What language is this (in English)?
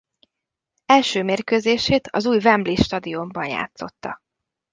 Hungarian